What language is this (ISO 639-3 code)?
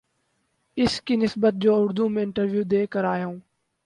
urd